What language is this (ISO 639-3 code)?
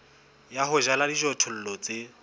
sot